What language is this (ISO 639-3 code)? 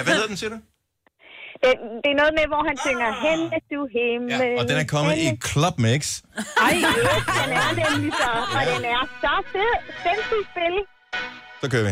dan